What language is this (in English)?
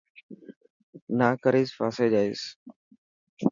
Dhatki